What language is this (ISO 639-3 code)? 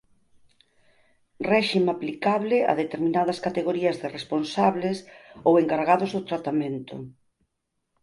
glg